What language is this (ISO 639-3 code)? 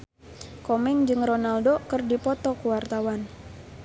sun